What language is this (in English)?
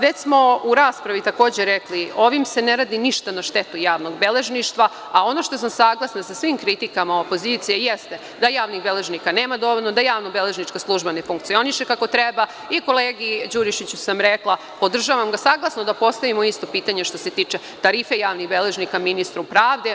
Serbian